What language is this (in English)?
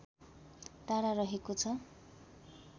Nepali